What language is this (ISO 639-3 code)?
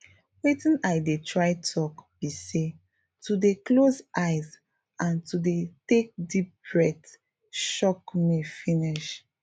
pcm